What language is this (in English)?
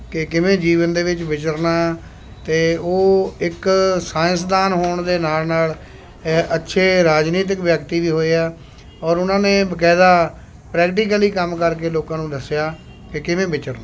Punjabi